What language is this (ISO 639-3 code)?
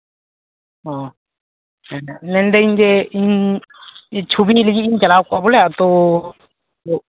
sat